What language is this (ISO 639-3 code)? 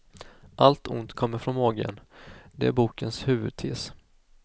swe